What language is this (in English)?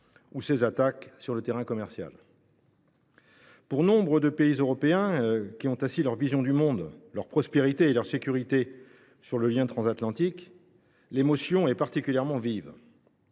French